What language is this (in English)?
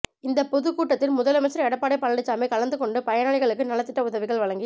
Tamil